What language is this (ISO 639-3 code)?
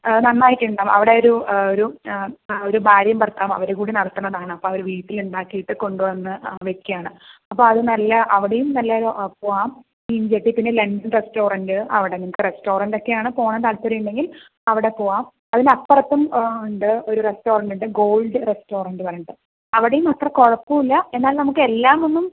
mal